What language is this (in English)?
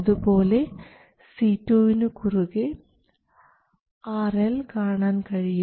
Malayalam